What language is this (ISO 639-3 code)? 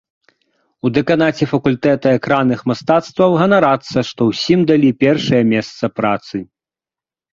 bel